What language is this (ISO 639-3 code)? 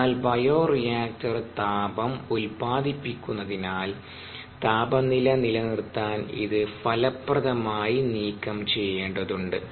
mal